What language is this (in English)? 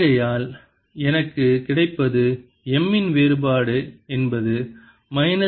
Tamil